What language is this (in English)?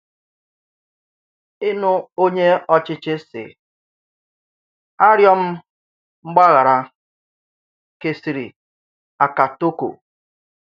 Igbo